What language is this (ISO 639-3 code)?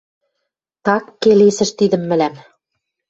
mrj